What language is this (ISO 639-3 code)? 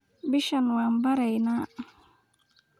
som